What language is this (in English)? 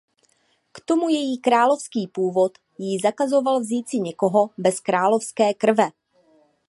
Czech